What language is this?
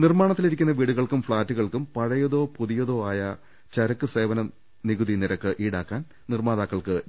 Malayalam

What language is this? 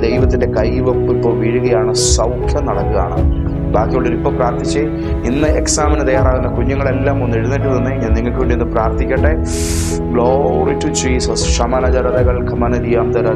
Malayalam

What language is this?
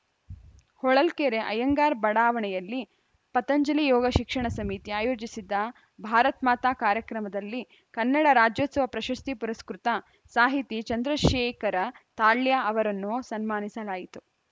Kannada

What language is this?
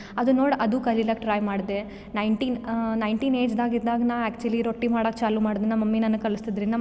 Kannada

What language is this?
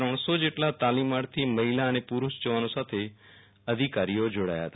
Gujarati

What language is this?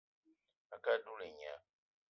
Eton (Cameroon)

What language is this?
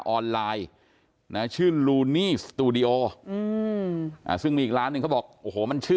Thai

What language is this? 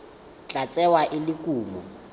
Tswana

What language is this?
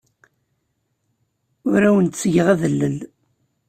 Kabyle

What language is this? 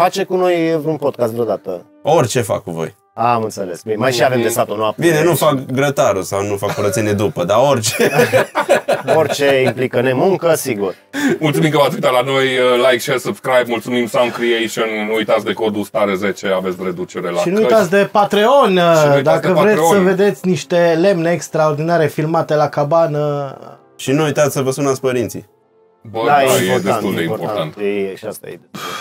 Romanian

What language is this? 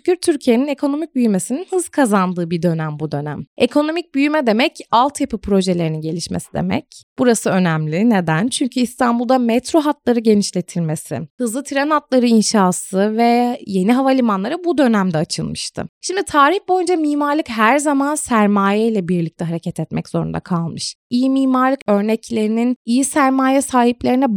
Turkish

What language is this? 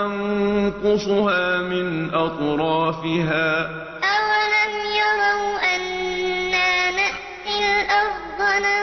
Arabic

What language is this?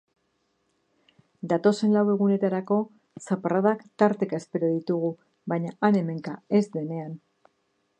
Basque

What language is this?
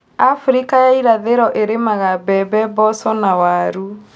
Kikuyu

